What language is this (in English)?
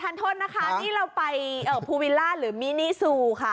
Thai